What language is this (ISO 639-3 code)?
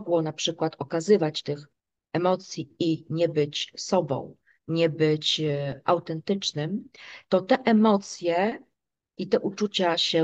pol